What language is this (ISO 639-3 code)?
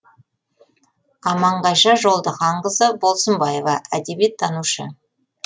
kaz